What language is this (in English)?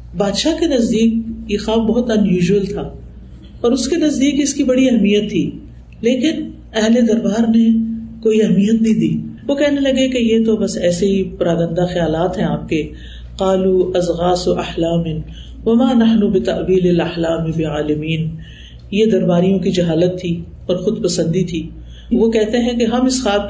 Urdu